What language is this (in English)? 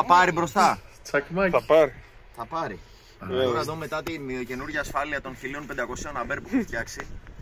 Greek